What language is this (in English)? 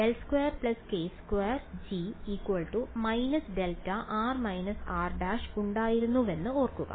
Malayalam